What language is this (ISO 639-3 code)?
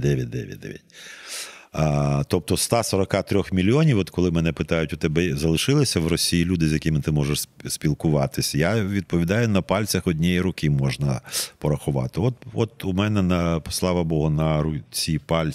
ukr